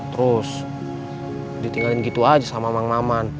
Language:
Indonesian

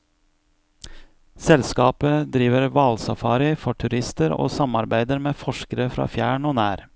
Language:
Norwegian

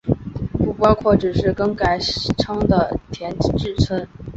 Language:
Chinese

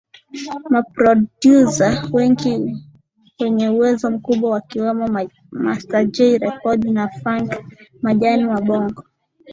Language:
Swahili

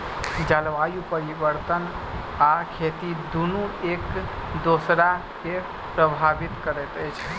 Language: Maithili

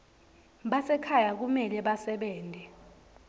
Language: Swati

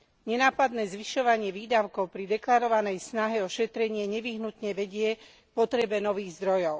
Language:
Slovak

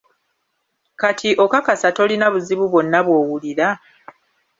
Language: Ganda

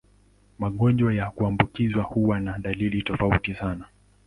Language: Swahili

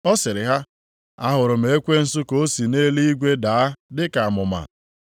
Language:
Igbo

